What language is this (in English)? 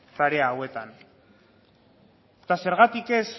Basque